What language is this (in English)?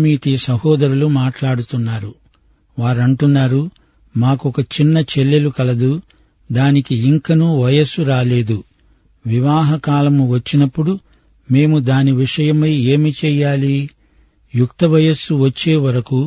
Telugu